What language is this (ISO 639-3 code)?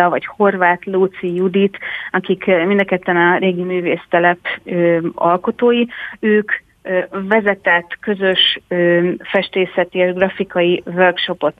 hun